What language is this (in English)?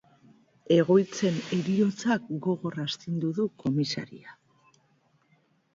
Basque